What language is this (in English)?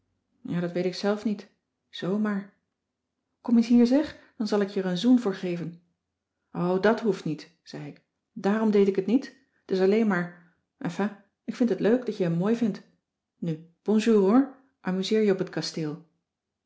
Dutch